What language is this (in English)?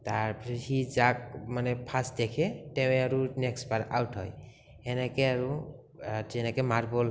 Assamese